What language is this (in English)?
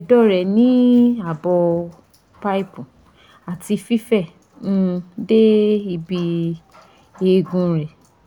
Yoruba